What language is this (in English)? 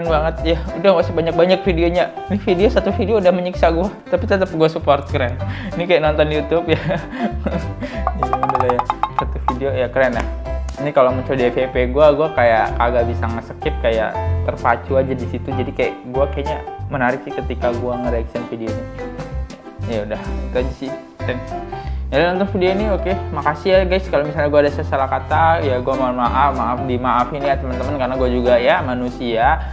Indonesian